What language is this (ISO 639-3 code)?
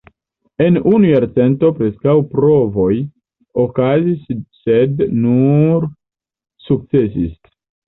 epo